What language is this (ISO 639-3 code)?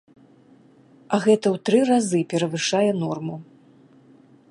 bel